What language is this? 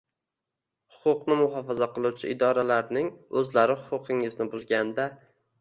Uzbek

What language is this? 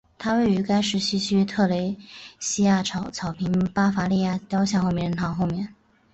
Chinese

